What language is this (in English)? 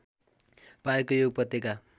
Nepali